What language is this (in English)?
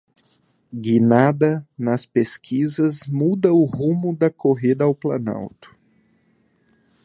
Portuguese